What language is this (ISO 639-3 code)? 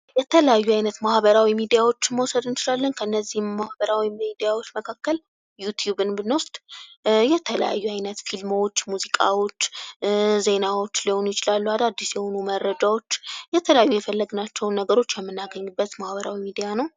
amh